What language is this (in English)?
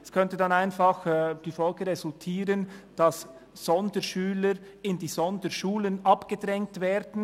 Swiss German